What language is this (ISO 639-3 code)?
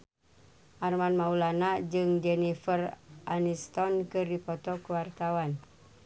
sun